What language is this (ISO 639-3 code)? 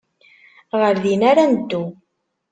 kab